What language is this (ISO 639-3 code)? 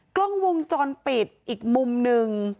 tha